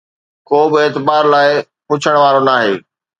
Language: Sindhi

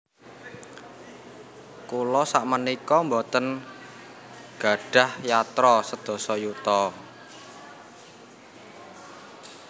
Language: Javanese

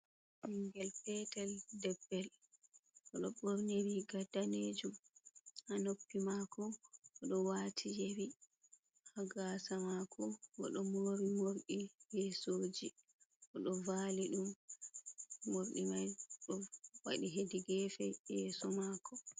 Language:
Fula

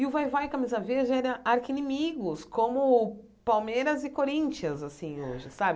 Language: Portuguese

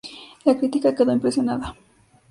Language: Spanish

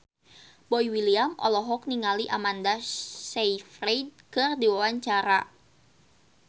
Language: Sundanese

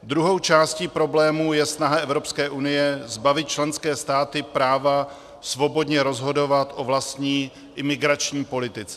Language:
Czech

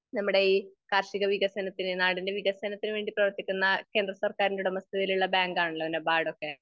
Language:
Malayalam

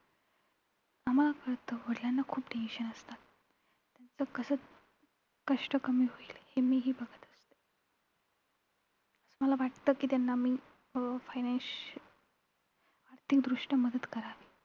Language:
Marathi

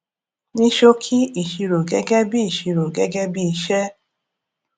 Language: Yoruba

